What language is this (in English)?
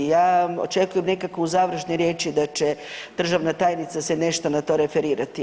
Croatian